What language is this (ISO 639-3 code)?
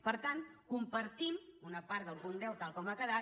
cat